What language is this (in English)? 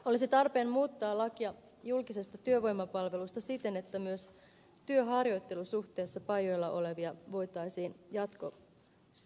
Finnish